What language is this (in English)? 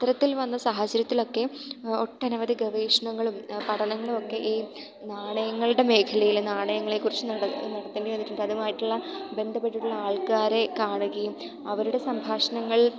Malayalam